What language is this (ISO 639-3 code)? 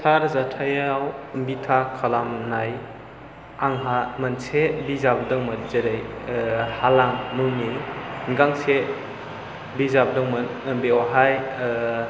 brx